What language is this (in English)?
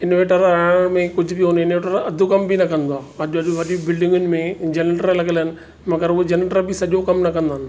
Sindhi